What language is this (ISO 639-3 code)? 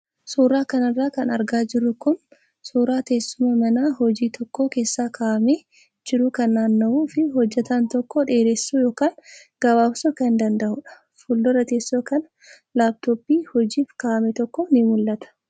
orm